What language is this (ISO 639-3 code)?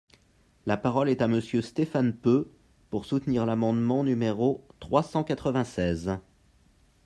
fra